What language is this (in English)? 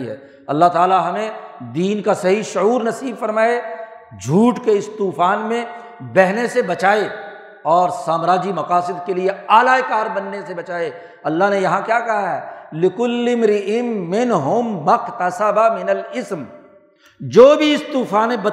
Urdu